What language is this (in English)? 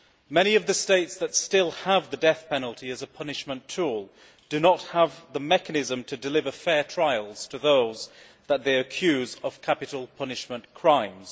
English